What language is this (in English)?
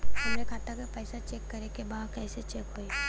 Bhojpuri